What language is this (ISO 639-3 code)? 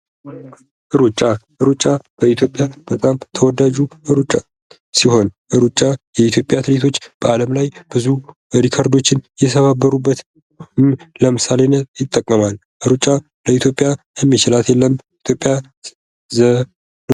amh